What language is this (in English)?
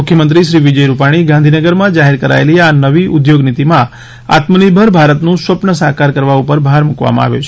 Gujarati